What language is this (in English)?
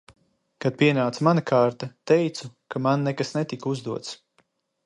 Latvian